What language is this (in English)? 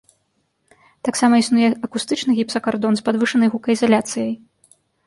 Belarusian